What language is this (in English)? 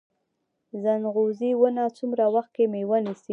Pashto